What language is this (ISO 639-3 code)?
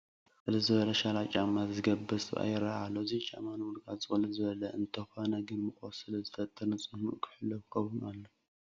tir